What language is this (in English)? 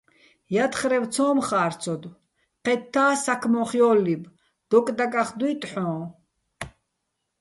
Bats